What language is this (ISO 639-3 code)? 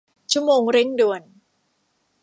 tha